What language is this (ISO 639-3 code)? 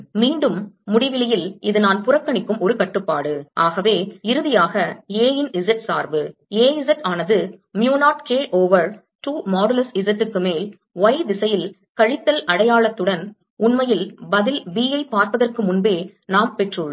tam